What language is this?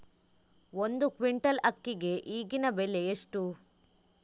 Kannada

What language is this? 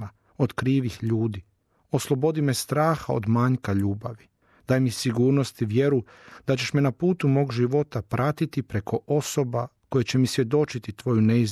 Croatian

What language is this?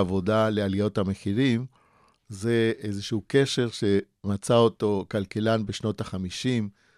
Hebrew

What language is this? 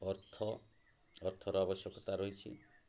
Odia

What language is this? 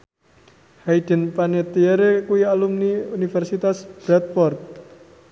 Javanese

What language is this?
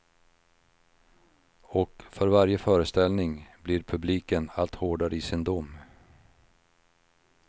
Swedish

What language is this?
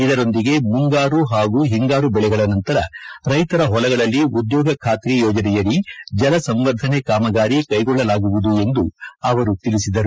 Kannada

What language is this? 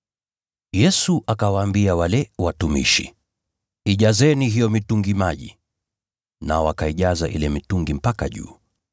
Swahili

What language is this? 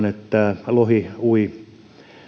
Finnish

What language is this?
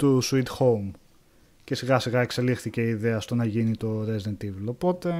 Greek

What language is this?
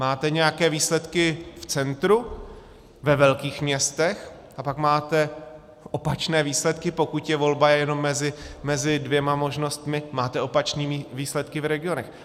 Czech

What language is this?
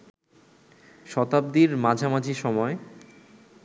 Bangla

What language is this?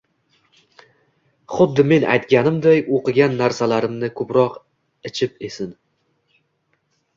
Uzbek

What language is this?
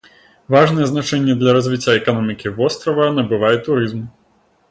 Belarusian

